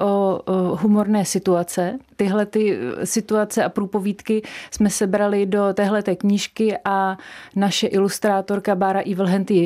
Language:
Czech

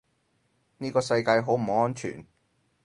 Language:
Cantonese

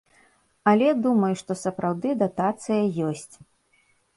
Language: Belarusian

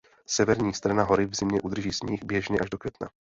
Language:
Czech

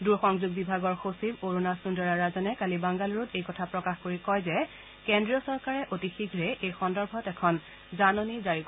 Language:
Assamese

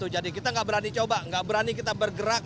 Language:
Indonesian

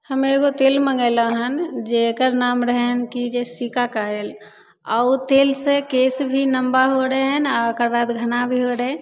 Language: Maithili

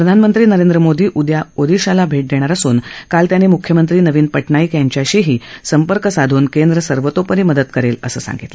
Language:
Marathi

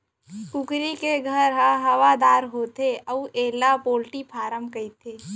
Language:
Chhattisgarhi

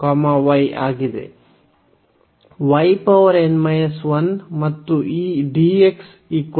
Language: Kannada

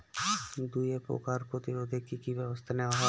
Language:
Bangla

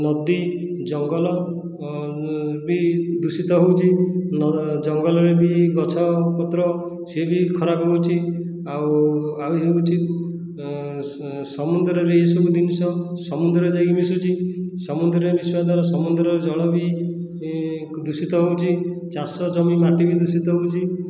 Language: Odia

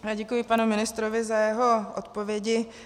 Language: Czech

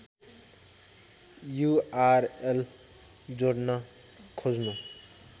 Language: Nepali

